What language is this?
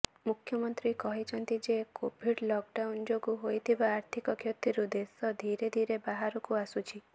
Odia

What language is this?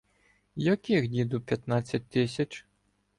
Ukrainian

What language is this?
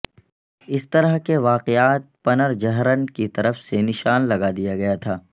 Urdu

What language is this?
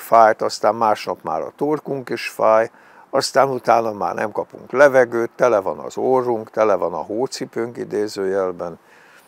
Hungarian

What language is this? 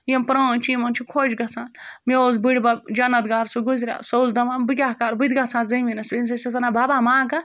Kashmiri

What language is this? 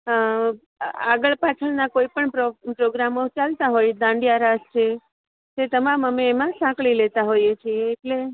Gujarati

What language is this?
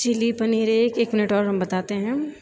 Maithili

